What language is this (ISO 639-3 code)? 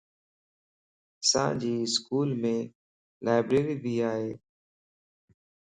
lss